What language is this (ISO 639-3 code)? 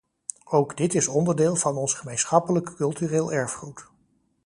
nld